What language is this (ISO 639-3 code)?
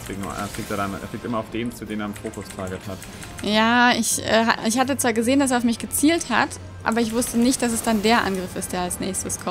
deu